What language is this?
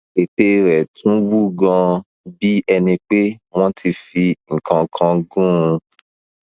Yoruba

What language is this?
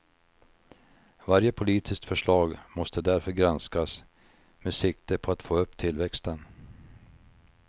Swedish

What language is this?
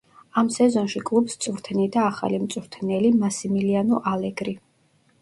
Georgian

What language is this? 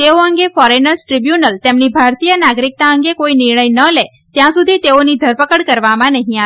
Gujarati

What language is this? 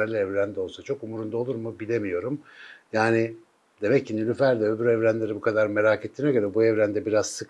Turkish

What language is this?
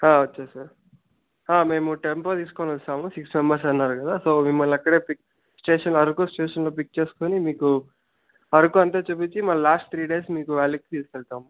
Telugu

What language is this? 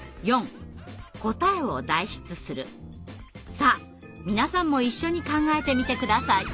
Japanese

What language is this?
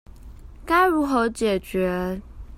Chinese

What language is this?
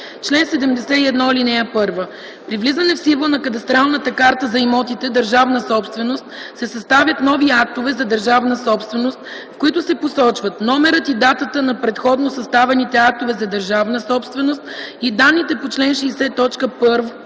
Bulgarian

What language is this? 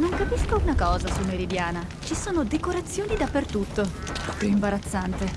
Italian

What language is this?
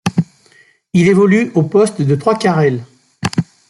French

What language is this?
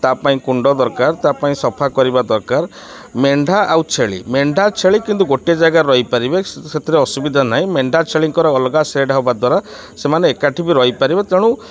Odia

